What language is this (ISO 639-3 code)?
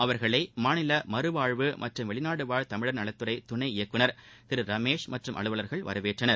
tam